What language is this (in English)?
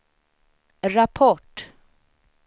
Swedish